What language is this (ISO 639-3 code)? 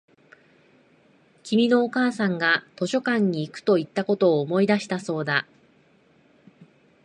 jpn